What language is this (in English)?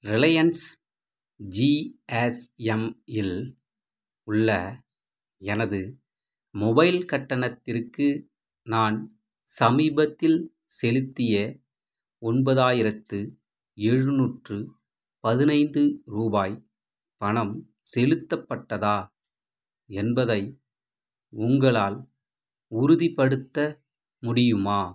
Tamil